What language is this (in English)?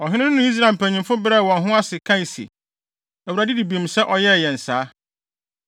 Akan